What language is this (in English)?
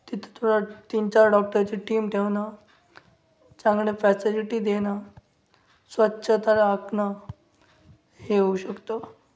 Marathi